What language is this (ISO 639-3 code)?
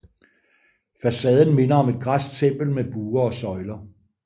dan